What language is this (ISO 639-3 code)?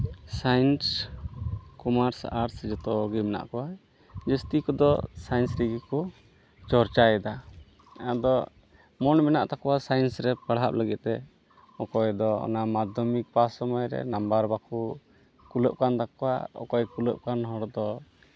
sat